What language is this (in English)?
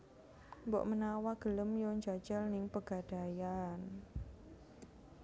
Javanese